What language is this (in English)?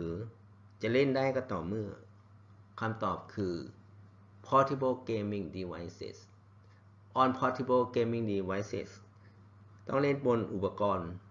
Thai